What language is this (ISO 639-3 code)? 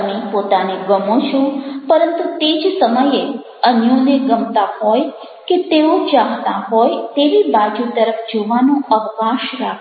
guj